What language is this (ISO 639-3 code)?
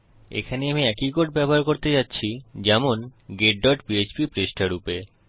ben